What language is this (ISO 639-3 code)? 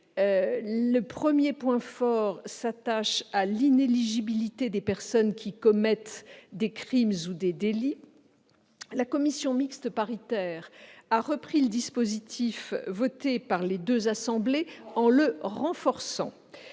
fra